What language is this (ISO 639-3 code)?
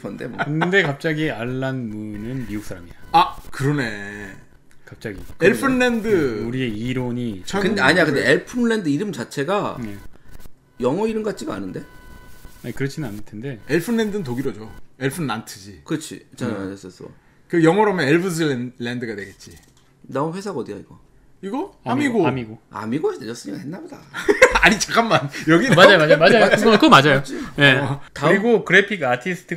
kor